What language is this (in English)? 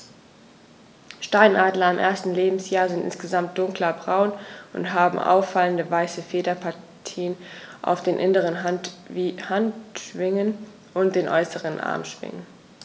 German